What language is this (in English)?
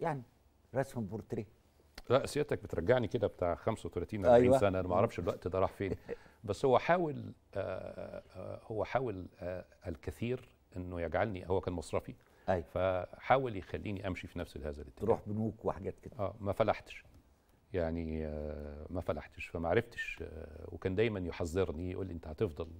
Arabic